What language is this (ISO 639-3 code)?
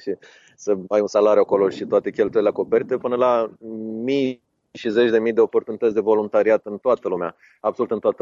ron